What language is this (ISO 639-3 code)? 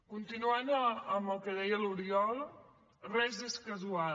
cat